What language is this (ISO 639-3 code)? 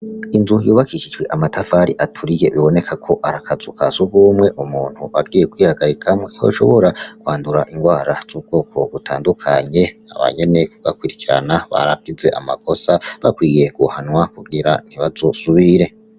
run